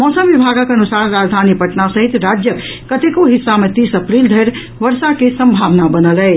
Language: Maithili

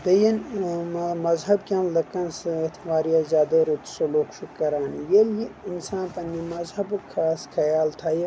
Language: Kashmiri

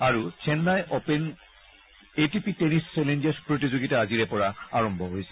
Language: Assamese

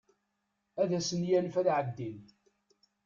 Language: Kabyle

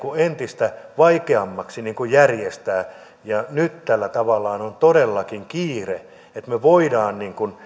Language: Finnish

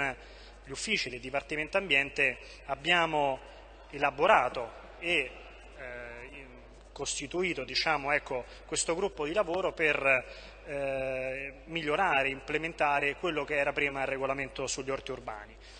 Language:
Italian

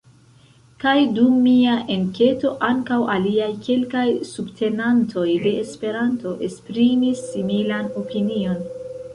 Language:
Esperanto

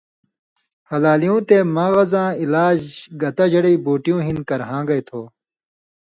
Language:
Indus Kohistani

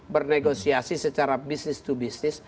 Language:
Indonesian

